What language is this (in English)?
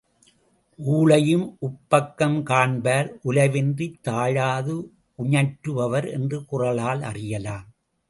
Tamil